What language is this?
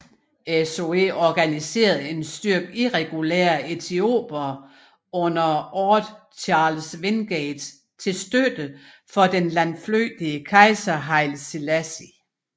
Danish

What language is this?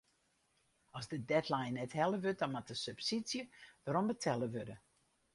Western Frisian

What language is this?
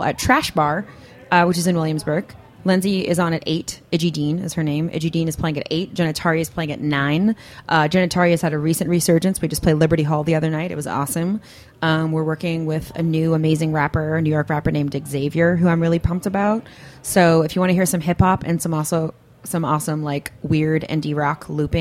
English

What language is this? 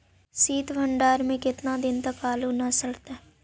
Magahi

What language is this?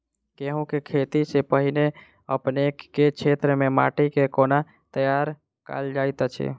Maithili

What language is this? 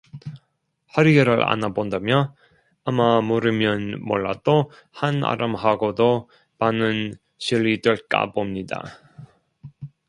Korean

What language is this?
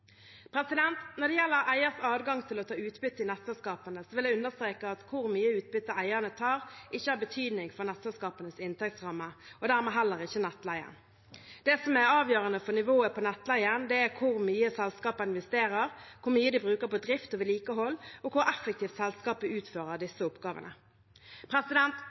Norwegian Bokmål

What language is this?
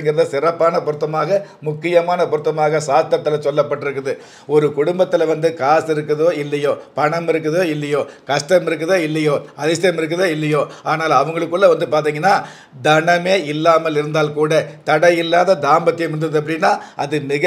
Tamil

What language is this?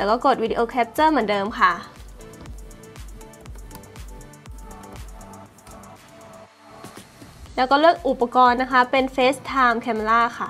Thai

